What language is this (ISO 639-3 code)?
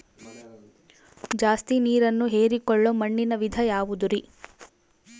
kan